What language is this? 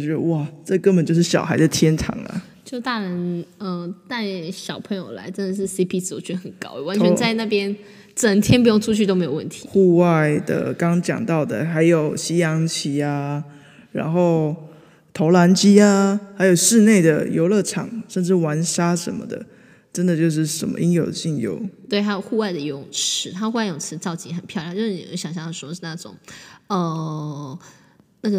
Chinese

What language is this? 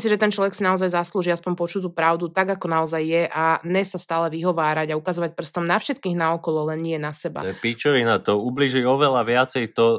Slovak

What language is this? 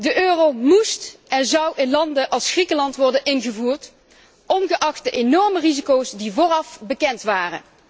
Dutch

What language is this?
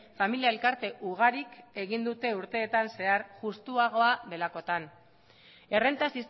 Basque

